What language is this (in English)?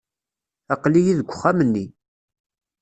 Kabyle